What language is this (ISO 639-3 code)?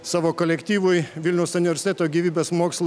lit